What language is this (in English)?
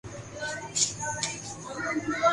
Urdu